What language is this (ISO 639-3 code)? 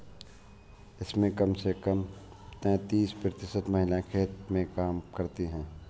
hin